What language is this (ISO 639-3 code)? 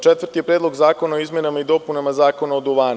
srp